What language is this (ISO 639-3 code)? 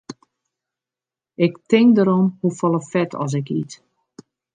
fry